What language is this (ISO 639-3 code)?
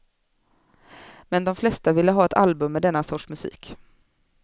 swe